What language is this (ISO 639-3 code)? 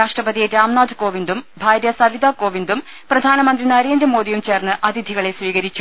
mal